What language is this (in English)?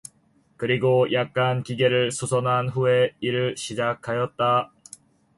Korean